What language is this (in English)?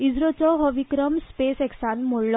Konkani